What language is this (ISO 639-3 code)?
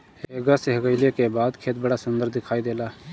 bho